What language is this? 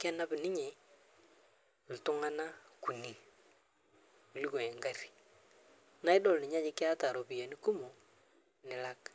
Masai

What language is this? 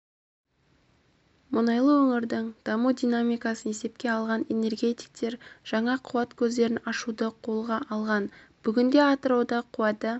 Kazakh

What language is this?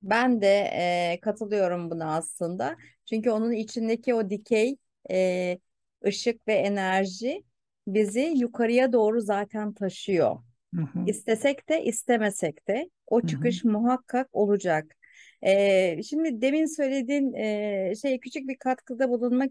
Turkish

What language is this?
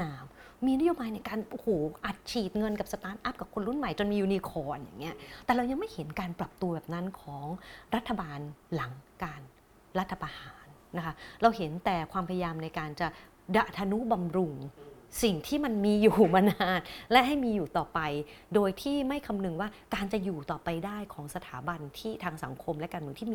Thai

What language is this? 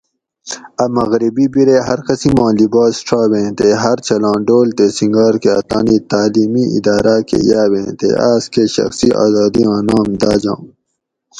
Gawri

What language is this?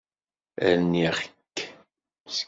Kabyle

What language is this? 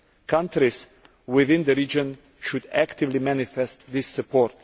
English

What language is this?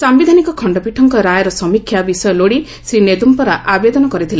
Odia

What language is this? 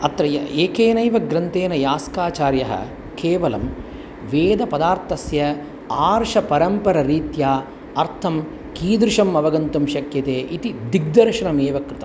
Sanskrit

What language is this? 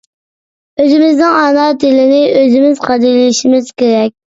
Uyghur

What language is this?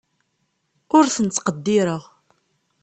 Kabyle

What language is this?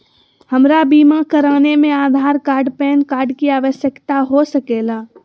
Magahi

